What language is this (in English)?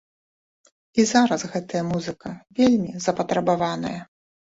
Belarusian